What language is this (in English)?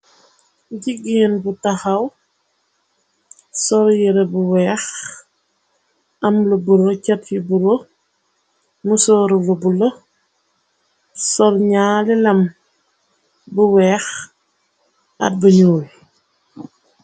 Wolof